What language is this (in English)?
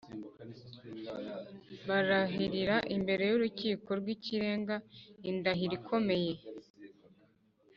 Kinyarwanda